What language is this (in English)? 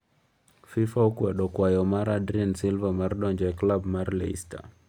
Luo (Kenya and Tanzania)